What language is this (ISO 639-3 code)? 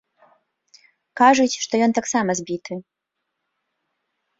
bel